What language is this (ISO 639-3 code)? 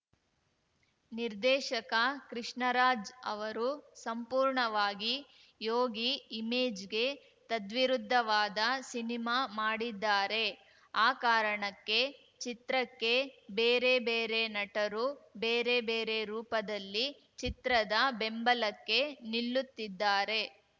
kan